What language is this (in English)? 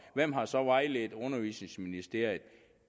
Danish